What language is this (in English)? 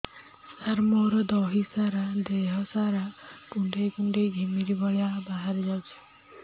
Odia